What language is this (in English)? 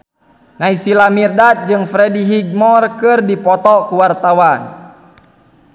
Sundanese